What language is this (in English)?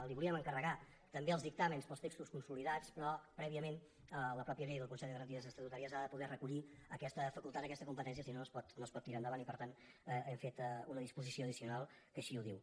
Catalan